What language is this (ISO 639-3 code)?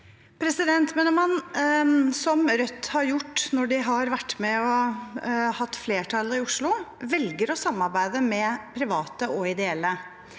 nor